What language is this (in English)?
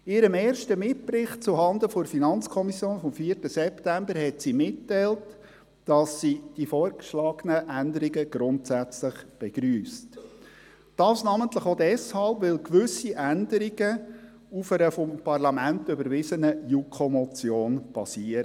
Swiss German